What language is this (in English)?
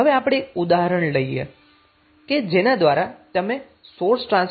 Gujarati